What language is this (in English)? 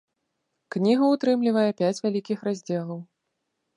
Belarusian